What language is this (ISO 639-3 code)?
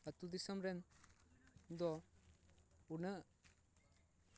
sat